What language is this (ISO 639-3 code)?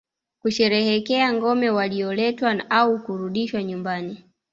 swa